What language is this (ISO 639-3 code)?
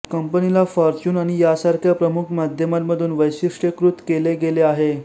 mar